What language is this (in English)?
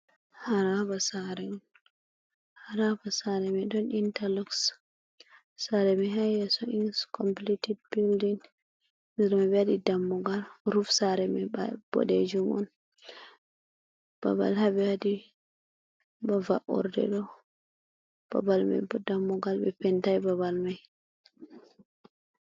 Fula